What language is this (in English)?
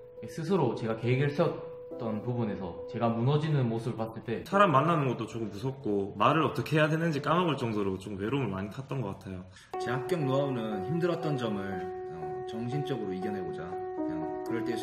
Korean